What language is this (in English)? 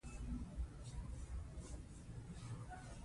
Pashto